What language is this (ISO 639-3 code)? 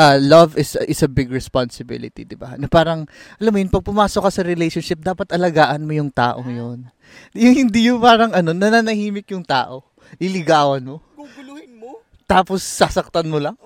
fil